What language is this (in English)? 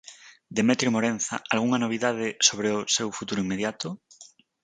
Galician